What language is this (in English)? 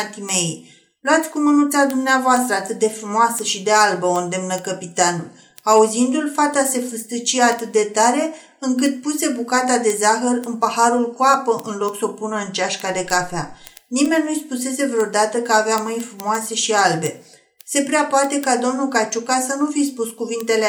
Romanian